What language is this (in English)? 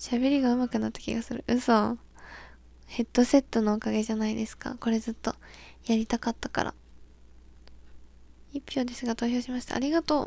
Japanese